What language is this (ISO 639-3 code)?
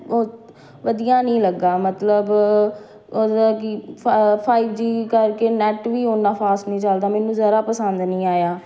pan